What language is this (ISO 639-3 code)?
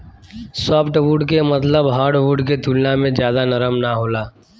bho